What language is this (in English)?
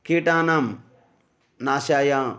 Sanskrit